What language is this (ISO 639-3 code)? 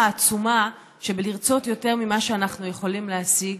heb